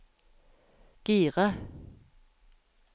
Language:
Norwegian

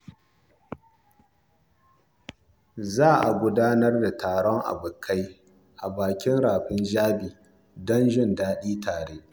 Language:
Hausa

